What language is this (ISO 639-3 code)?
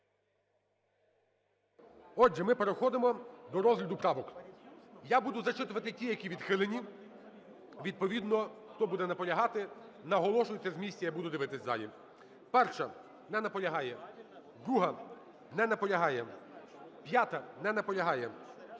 ukr